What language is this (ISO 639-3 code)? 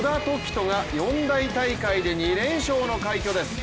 jpn